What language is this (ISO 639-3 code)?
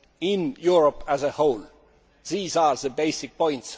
eng